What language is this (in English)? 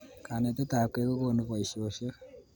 Kalenjin